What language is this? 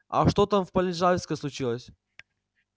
Russian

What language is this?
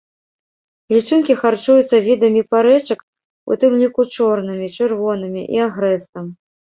Belarusian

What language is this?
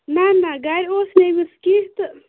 Kashmiri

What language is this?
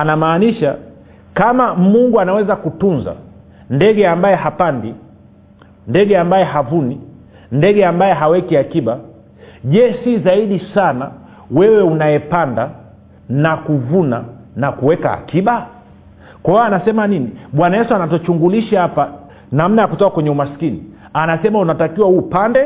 Swahili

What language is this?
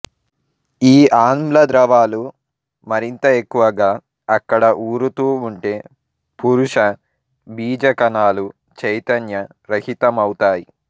Telugu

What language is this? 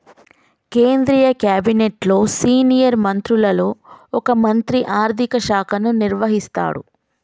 Telugu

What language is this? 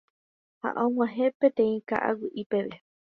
Guarani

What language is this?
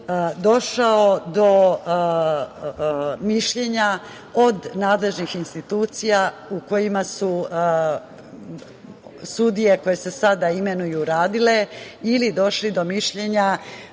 Serbian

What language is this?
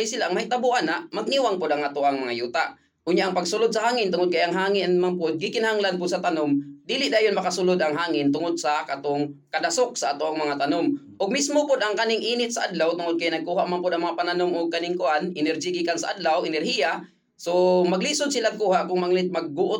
Filipino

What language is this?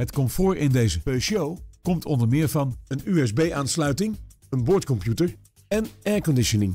Dutch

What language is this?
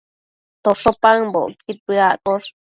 Matsés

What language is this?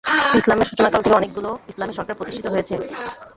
Bangla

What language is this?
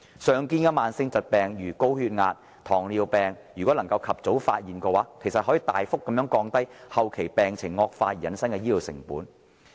Cantonese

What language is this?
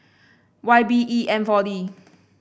English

